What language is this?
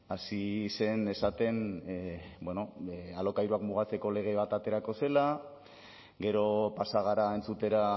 Basque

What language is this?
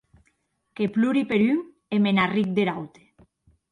Occitan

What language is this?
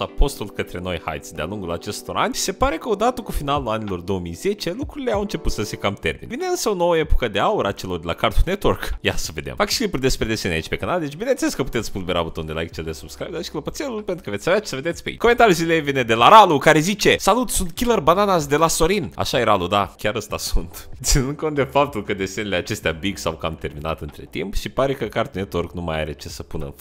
Romanian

